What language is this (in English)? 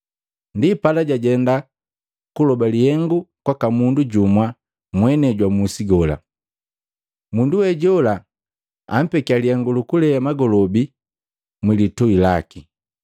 Matengo